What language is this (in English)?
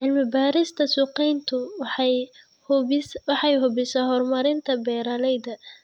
Somali